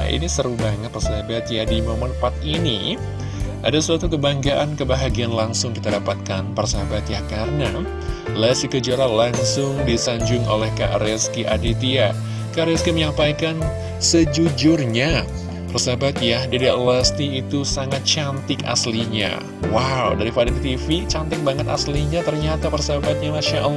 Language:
Indonesian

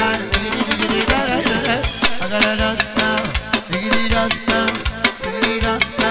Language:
Romanian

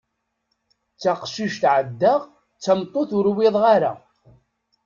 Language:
Kabyle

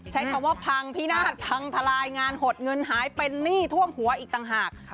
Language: Thai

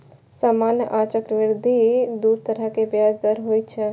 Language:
Maithili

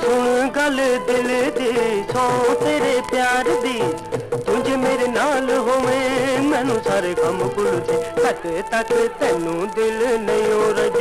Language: Hindi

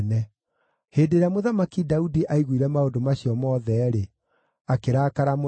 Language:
Kikuyu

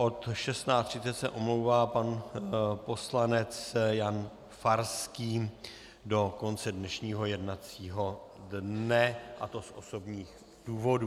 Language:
Czech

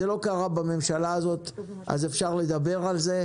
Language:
Hebrew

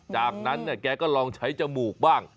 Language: Thai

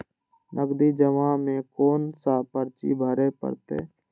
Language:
Maithili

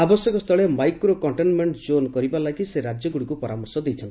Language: Odia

